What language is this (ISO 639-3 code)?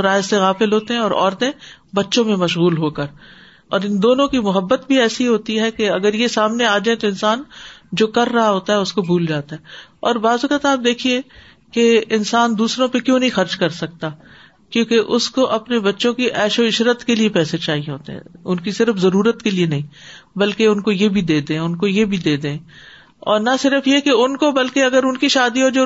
urd